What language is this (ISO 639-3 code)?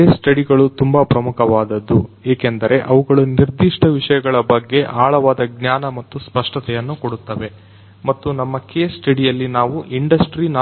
kan